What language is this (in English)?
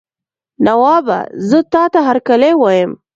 Pashto